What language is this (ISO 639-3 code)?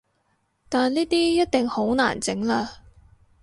yue